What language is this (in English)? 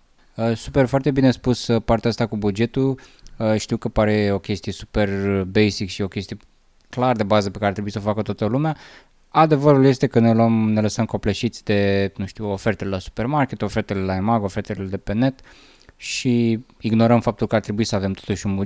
Romanian